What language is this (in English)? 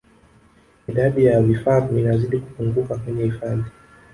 Swahili